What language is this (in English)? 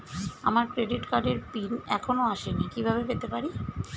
Bangla